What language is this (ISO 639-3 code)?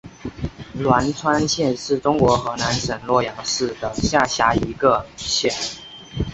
zho